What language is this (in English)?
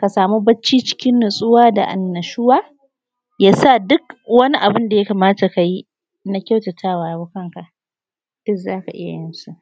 Hausa